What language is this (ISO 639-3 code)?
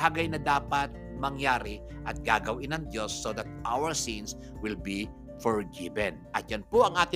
fil